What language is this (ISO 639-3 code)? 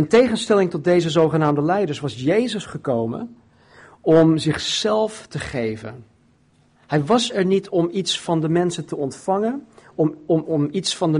nld